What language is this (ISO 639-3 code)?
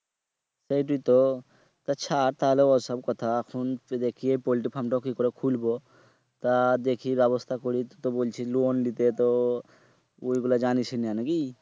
ben